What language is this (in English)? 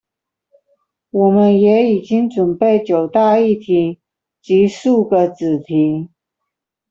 Chinese